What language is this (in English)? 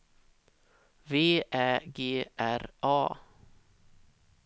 Swedish